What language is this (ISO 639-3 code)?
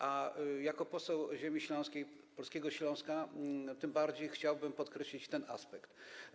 pol